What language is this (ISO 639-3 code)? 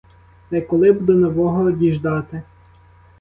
ukr